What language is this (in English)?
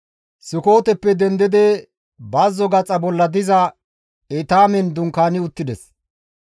Gamo